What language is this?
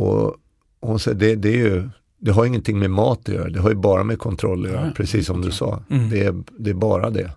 Swedish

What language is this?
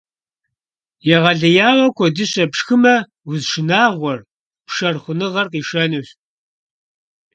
Kabardian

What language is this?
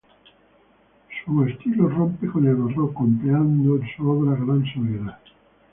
Spanish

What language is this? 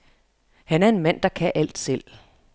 Danish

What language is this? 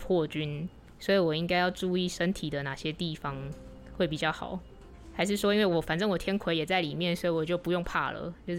Chinese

